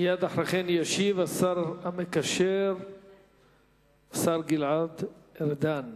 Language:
Hebrew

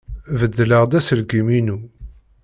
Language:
Kabyle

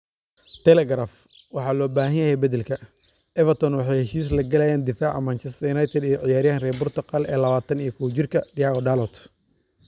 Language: Somali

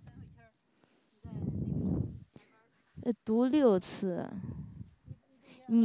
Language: Chinese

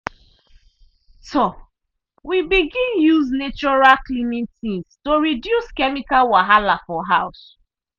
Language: Nigerian Pidgin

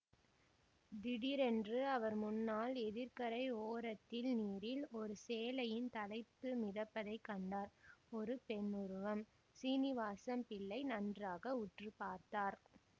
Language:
Tamil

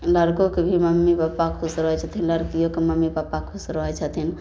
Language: Maithili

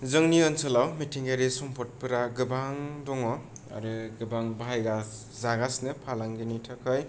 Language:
Bodo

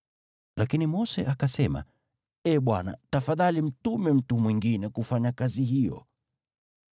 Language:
Swahili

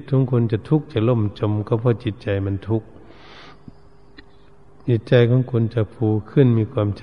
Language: Thai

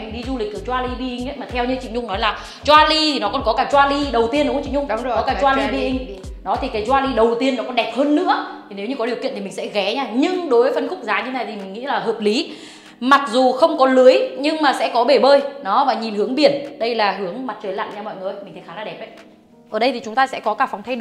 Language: Vietnamese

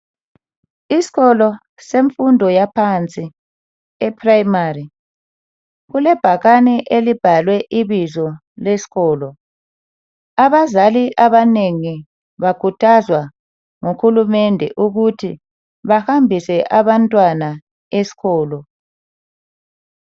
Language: North Ndebele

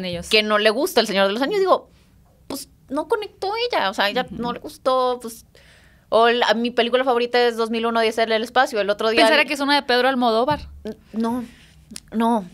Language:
Spanish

